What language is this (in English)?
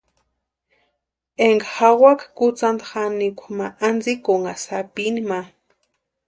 Western Highland Purepecha